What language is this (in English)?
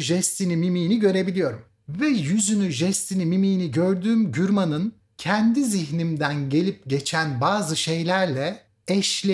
Turkish